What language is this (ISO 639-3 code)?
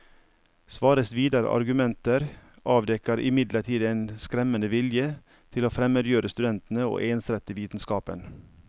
nor